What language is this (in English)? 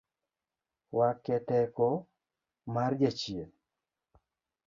Luo (Kenya and Tanzania)